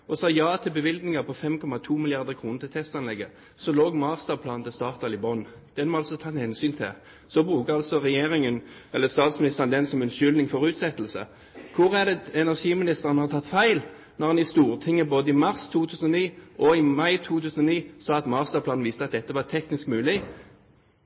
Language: Norwegian Bokmål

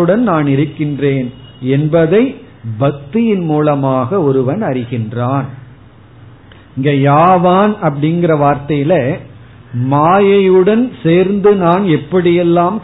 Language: Tamil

